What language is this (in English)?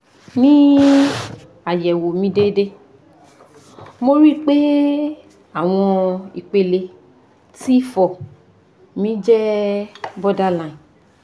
Yoruba